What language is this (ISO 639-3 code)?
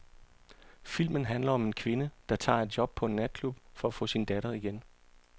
dan